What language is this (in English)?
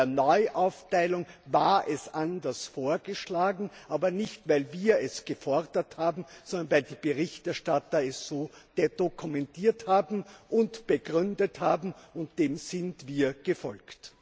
German